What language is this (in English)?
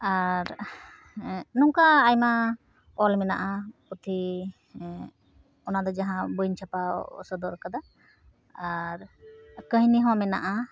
Santali